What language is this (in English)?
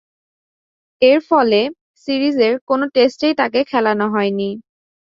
Bangla